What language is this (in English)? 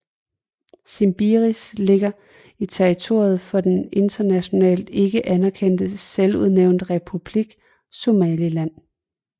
Danish